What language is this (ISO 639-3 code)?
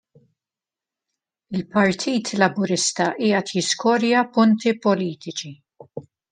mlt